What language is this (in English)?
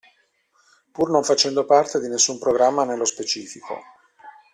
Italian